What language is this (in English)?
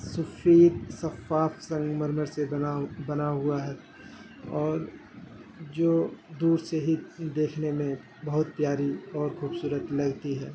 Urdu